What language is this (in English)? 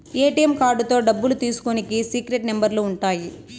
Telugu